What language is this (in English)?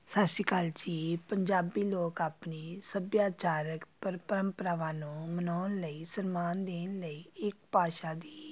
Punjabi